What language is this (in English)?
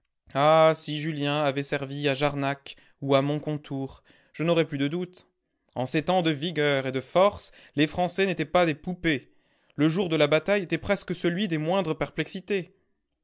French